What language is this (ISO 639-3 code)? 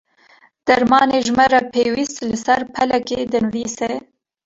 kur